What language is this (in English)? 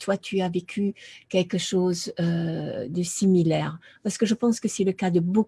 French